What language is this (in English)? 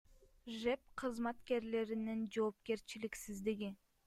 Kyrgyz